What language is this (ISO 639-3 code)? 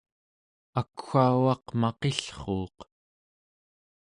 esu